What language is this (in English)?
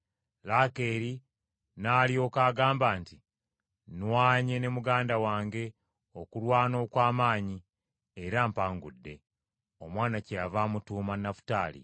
Ganda